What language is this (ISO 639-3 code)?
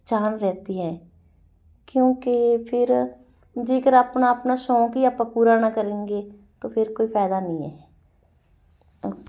pan